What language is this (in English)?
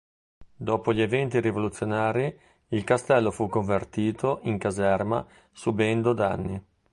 Italian